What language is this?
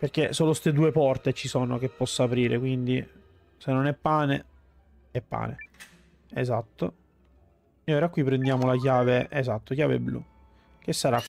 Italian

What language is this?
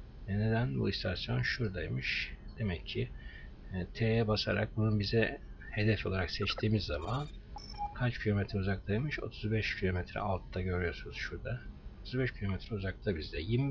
Turkish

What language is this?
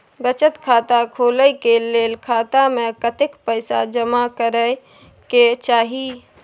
Maithili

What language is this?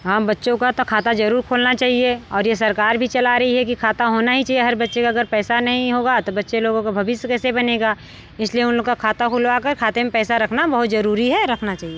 Hindi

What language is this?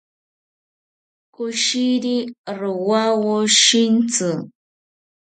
South Ucayali Ashéninka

